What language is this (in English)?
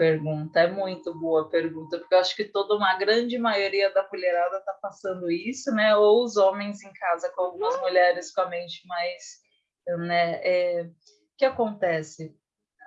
Portuguese